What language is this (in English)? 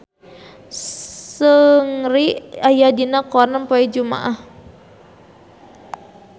Sundanese